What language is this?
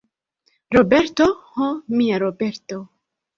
Esperanto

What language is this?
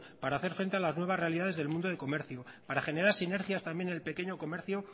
Spanish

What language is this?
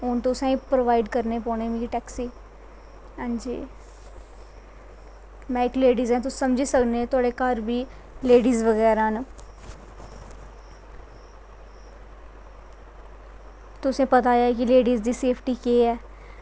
Dogri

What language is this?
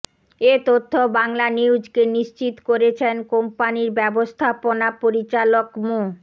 Bangla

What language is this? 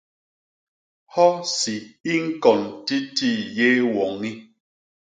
Basaa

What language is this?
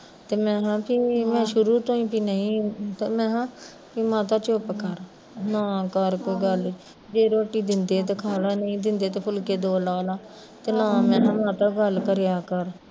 Punjabi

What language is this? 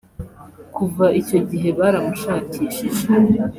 Kinyarwanda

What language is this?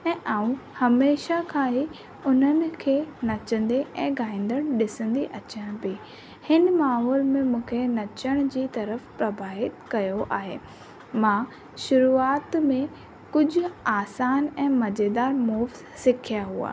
Sindhi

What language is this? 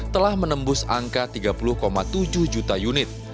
Indonesian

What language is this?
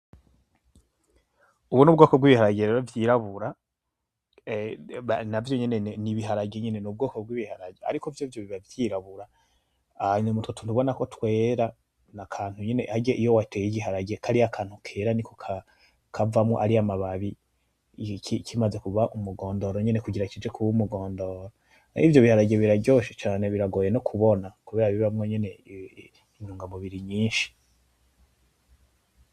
Rundi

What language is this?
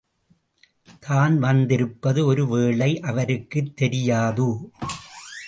Tamil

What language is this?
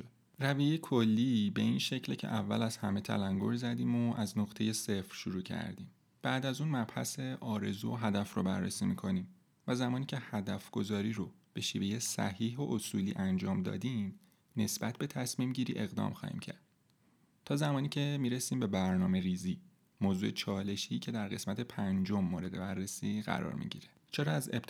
Persian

